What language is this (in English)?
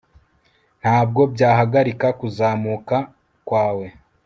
Kinyarwanda